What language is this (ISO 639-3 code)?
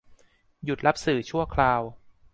tha